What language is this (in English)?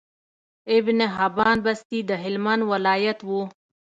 Pashto